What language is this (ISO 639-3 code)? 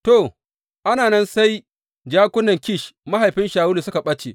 hau